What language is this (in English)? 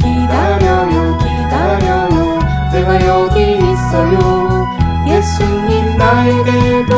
Korean